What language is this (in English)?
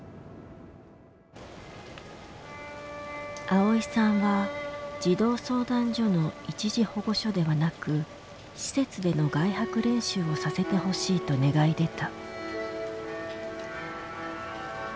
Japanese